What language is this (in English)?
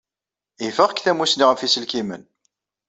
Kabyle